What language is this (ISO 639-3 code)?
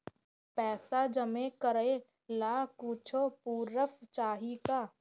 bho